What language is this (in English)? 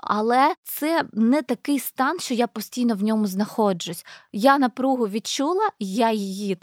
Ukrainian